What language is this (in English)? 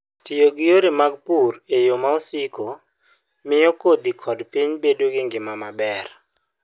Luo (Kenya and Tanzania)